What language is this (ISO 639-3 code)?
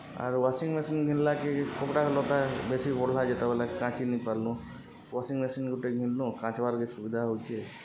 ori